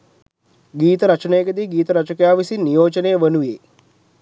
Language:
Sinhala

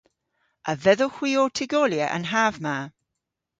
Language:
Cornish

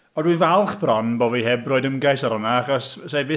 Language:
Welsh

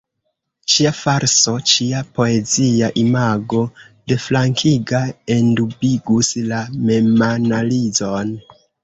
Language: Esperanto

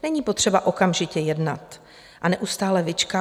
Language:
Czech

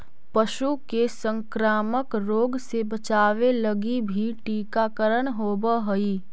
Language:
Magahi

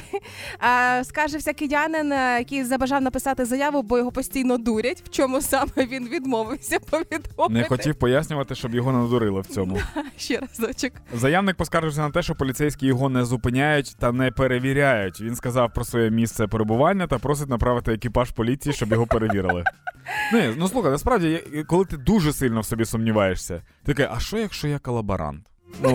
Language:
Ukrainian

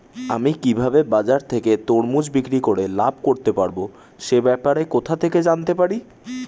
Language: Bangla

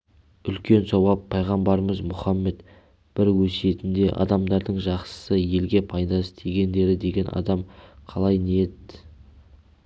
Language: Kazakh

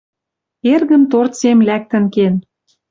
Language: Western Mari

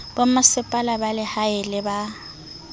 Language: Southern Sotho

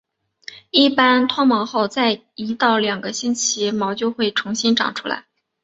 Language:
Chinese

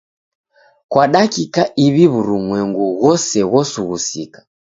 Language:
Taita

